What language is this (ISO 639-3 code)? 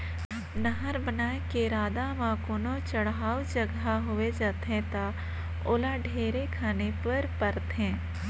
hne